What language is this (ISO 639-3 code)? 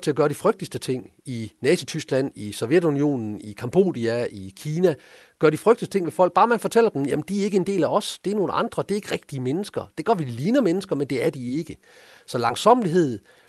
dan